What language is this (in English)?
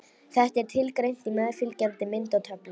Icelandic